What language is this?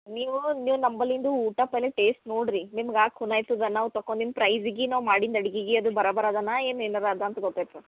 Kannada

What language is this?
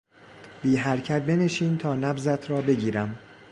Persian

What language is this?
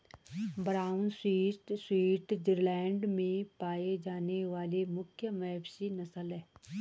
Hindi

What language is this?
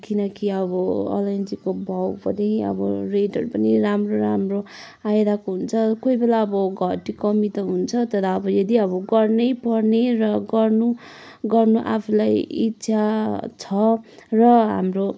Nepali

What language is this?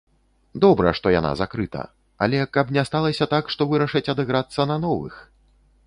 Belarusian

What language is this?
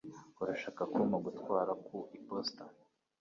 Kinyarwanda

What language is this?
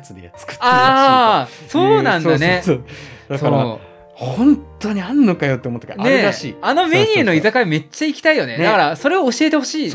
Japanese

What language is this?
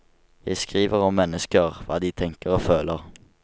Norwegian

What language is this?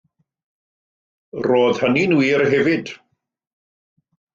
Welsh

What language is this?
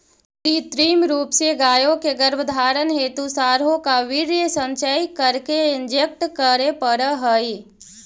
Magahi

